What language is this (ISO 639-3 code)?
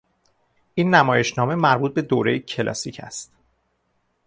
fas